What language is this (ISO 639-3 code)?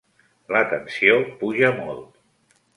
cat